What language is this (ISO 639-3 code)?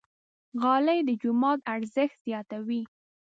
pus